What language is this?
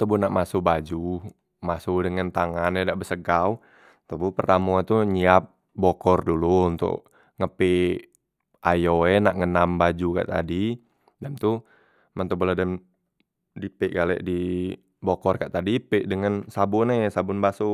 Musi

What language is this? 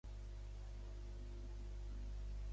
Catalan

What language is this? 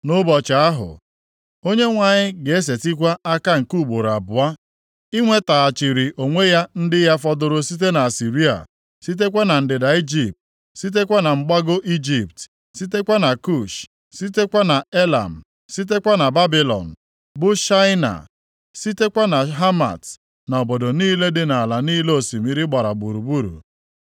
Igbo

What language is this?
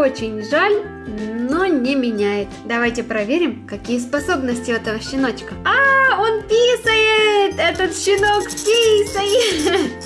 Russian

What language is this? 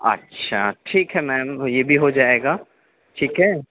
Urdu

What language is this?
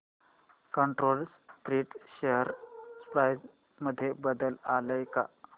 Marathi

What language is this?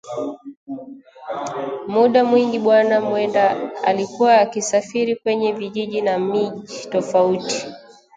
Swahili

